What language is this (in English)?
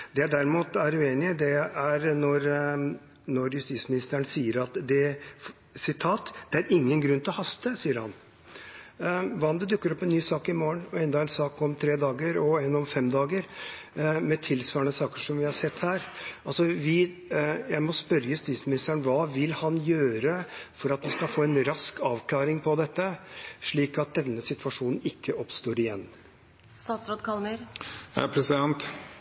Norwegian Bokmål